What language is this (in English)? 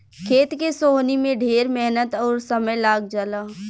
Bhojpuri